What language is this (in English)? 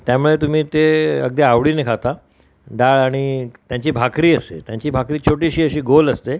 Marathi